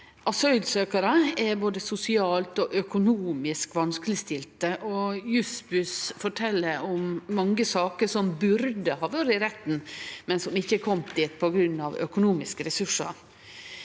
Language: Norwegian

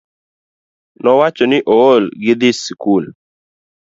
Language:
Luo (Kenya and Tanzania)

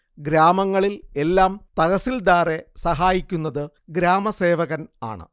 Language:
Malayalam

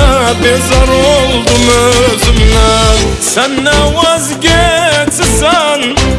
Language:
Turkmen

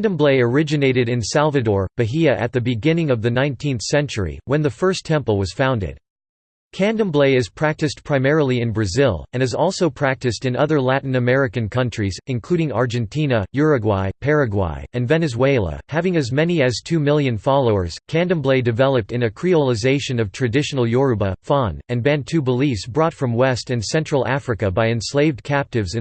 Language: English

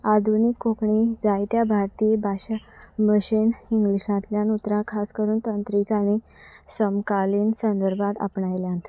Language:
Konkani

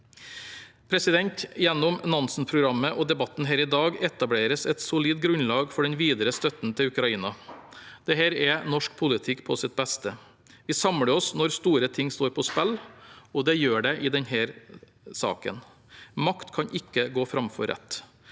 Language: Norwegian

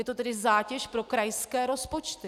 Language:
Czech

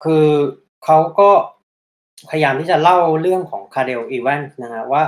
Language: Thai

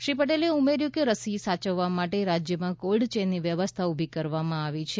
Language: Gujarati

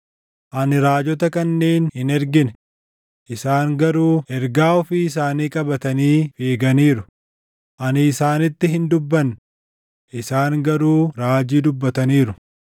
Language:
Oromo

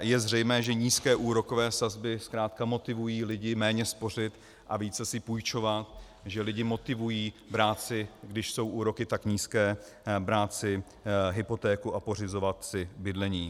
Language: Czech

